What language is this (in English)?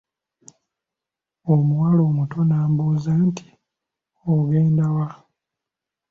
Ganda